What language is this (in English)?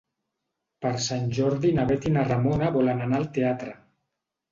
Catalan